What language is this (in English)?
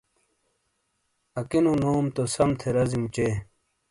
Shina